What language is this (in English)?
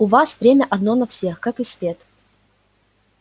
Russian